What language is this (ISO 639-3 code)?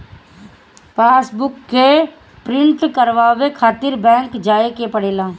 bho